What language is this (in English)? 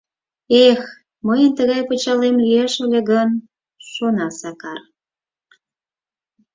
Mari